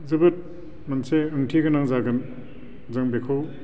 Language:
Bodo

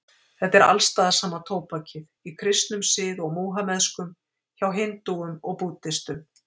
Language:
Icelandic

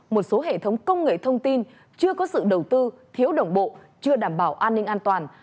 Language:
Vietnamese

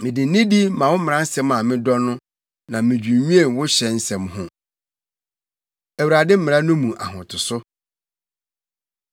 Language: Akan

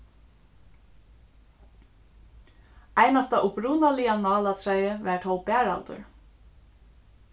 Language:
Faroese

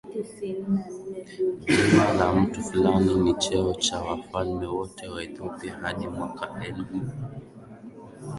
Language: Swahili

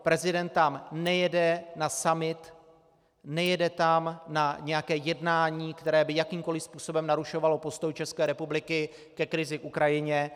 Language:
Czech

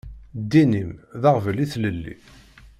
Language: Kabyle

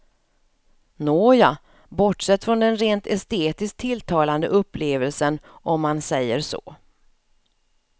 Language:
Swedish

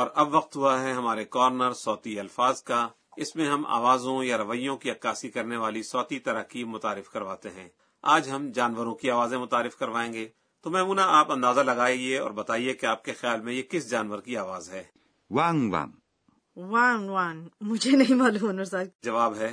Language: Urdu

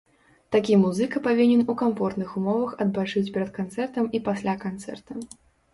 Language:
Belarusian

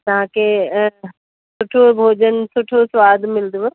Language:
Sindhi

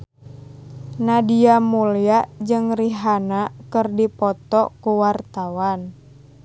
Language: Sundanese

